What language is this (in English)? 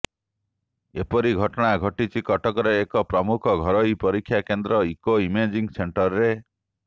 Odia